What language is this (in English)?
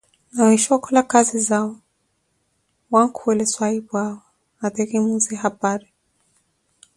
Koti